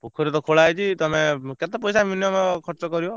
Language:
Odia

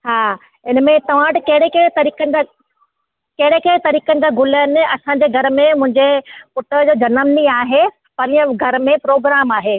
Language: Sindhi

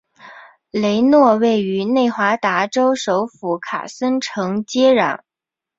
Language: Chinese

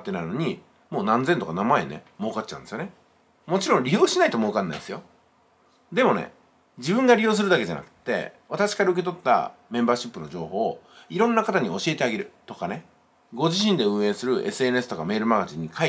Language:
Japanese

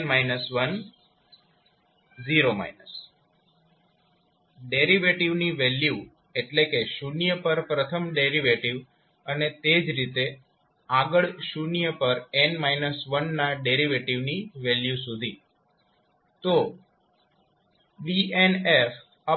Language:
Gujarati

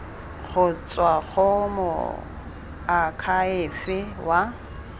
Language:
Tswana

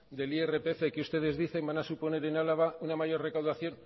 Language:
Spanish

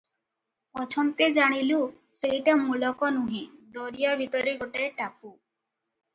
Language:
Odia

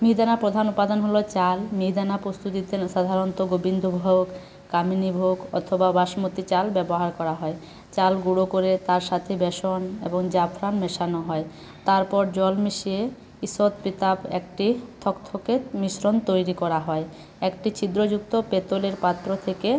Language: Bangla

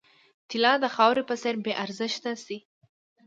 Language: Pashto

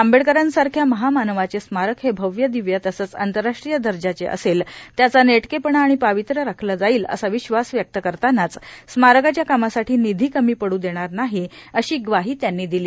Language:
Marathi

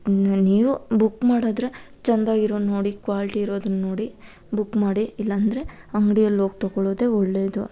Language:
Kannada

